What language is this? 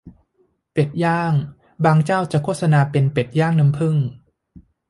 Thai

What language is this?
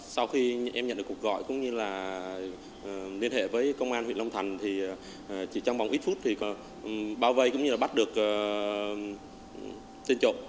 Vietnamese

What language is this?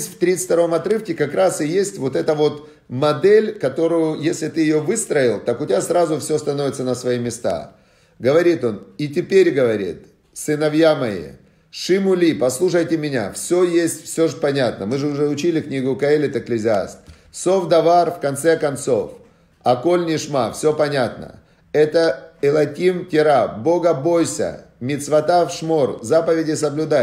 Russian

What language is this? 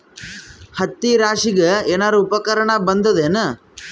Kannada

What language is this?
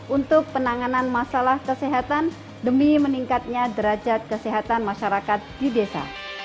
Indonesian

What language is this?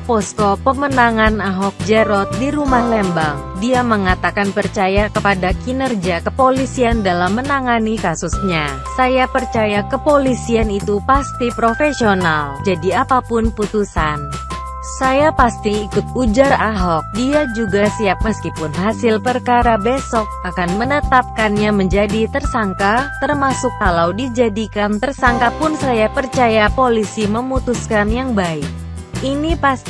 Indonesian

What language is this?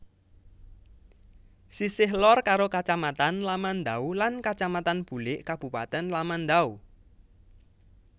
Javanese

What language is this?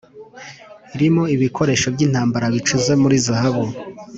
Kinyarwanda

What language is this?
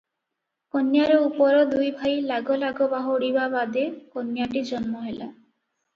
Odia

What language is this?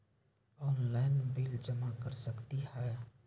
Magahi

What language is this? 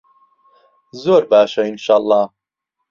Central Kurdish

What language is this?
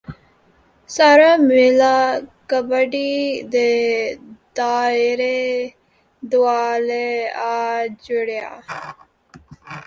Punjabi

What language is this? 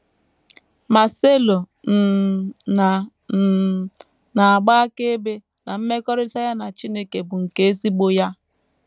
Igbo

